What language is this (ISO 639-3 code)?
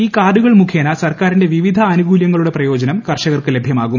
mal